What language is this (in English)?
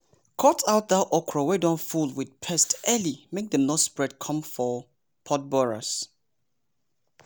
Nigerian Pidgin